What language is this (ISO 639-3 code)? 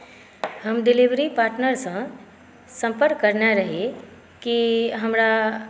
mai